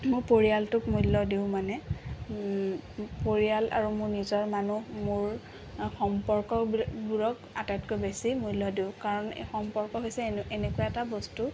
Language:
Assamese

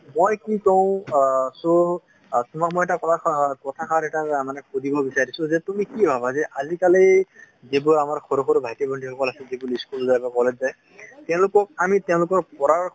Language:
Assamese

